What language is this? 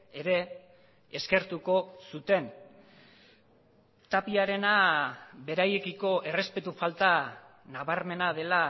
Basque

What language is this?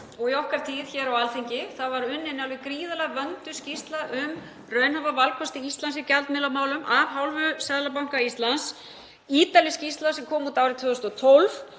Icelandic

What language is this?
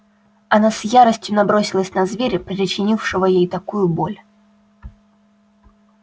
Russian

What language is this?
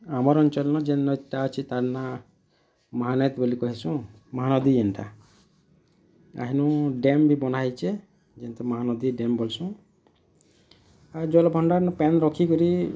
Odia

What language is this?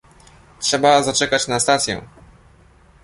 Polish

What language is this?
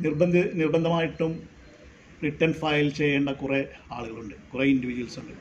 Malayalam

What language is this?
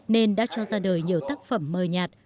Vietnamese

